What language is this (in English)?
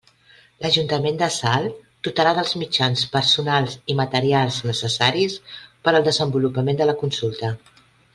Catalan